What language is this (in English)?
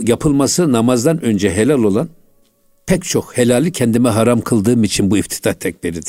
Turkish